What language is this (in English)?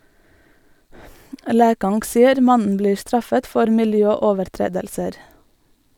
Norwegian